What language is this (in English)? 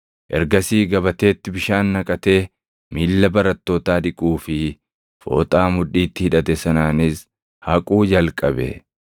Oromo